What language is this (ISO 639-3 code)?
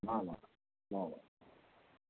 nep